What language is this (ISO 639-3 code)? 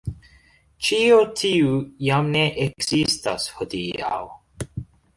epo